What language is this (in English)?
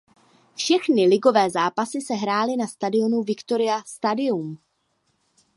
Czech